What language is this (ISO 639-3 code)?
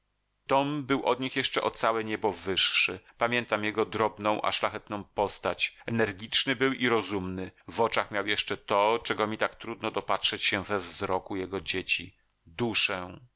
pol